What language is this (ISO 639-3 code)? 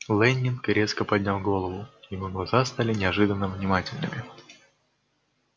rus